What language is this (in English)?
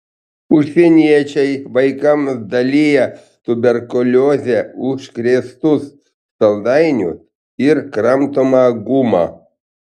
Lithuanian